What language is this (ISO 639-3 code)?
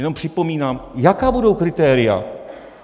ces